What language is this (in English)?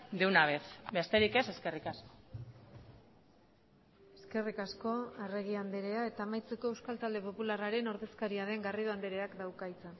Basque